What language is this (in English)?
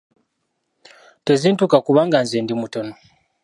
Ganda